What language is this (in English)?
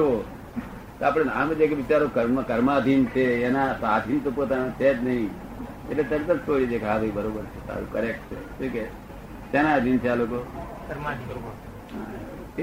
Gujarati